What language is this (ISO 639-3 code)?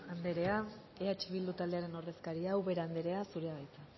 eus